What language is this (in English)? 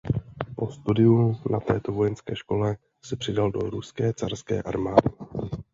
Czech